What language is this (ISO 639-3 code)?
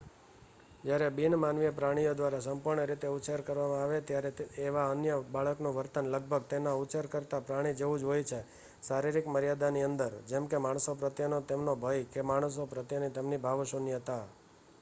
guj